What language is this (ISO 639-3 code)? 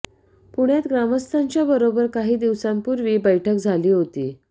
mar